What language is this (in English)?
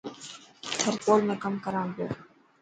Dhatki